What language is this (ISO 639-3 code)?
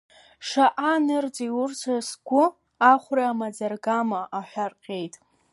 abk